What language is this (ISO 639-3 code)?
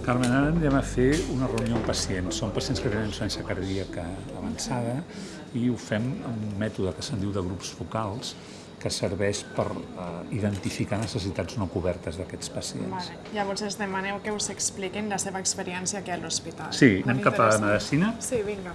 cat